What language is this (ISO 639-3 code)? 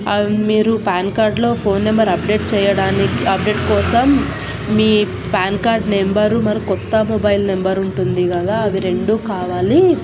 tel